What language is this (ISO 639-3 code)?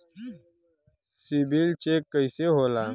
bho